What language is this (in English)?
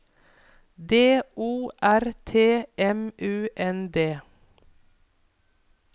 Norwegian